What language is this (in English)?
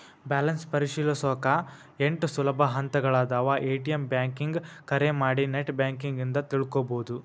Kannada